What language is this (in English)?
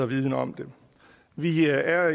Danish